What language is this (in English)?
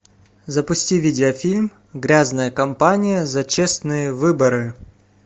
Russian